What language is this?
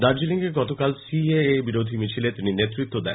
Bangla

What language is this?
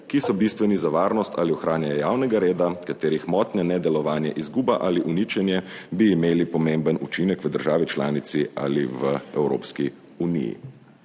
Slovenian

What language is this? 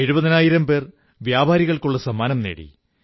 Malayalam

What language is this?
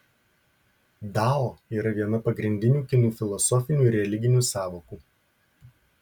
Lithuanian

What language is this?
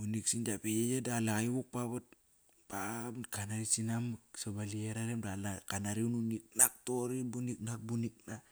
Kairak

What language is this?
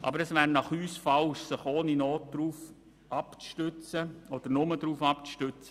Swiss German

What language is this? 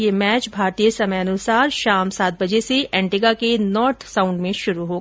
Hindi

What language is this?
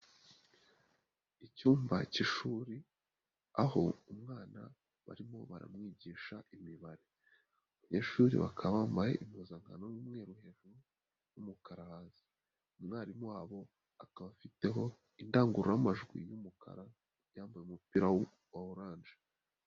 Kinyarwanda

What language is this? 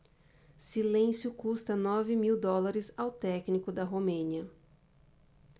Portuguese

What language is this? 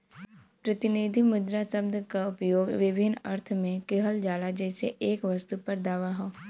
Bhojpuri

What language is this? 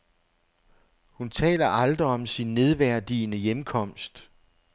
Danish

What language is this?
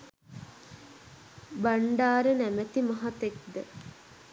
Sinhala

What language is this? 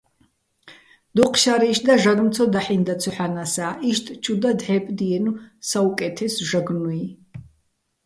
Bats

